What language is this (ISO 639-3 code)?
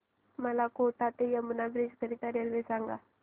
mar